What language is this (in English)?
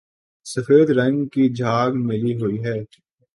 Urdu